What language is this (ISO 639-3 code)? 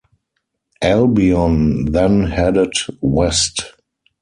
eng